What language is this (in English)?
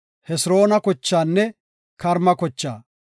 Gofa